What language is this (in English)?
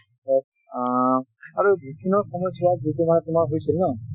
Assamese